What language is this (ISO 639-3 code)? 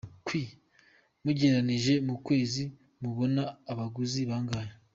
kin